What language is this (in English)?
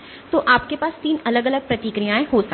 Hindi